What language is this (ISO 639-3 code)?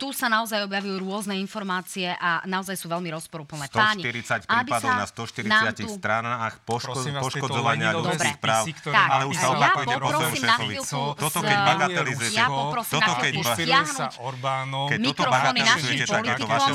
slk